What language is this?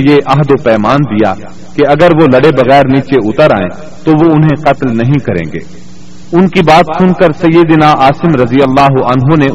Urdu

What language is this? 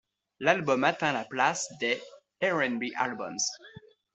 French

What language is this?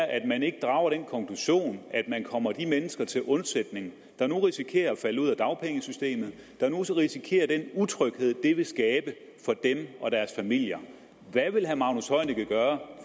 Danish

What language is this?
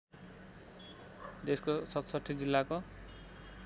Nepali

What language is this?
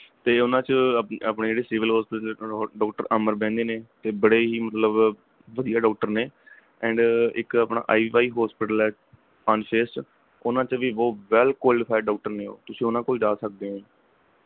Punjabi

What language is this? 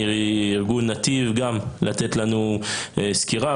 Hebrew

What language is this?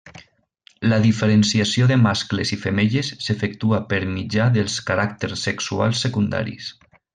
Catalan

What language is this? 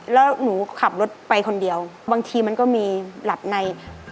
Thai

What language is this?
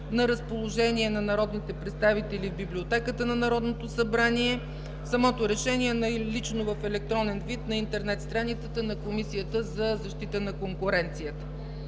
Bulgarian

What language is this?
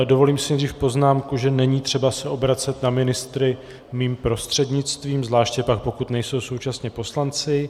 Czech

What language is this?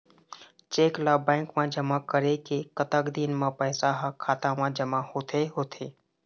Chhattisgarhi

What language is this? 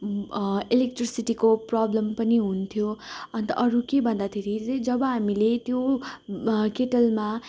Nepali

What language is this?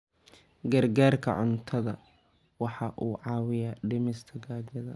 Somali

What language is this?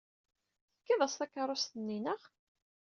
Kabyle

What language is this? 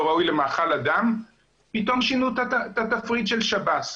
Hebrew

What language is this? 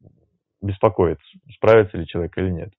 Russian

